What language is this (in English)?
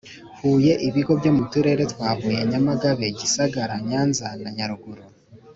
Kinyarwanda